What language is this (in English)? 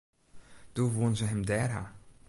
Western Frisian